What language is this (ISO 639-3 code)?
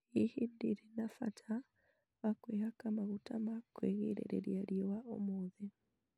kik